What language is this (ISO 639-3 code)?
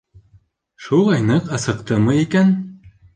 bak